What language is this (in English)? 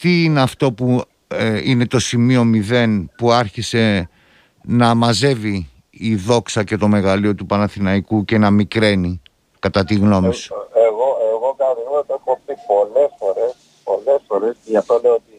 Greek